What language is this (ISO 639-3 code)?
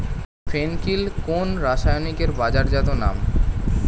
ben